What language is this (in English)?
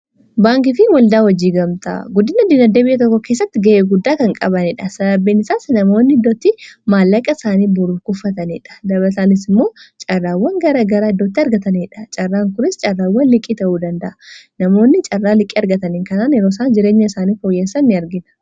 Oromo